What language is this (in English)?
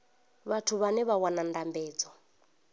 Venda